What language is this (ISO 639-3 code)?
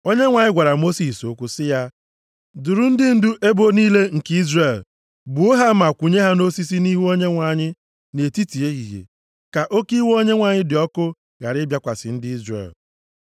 ibo